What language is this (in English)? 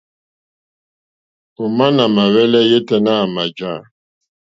Mokpwe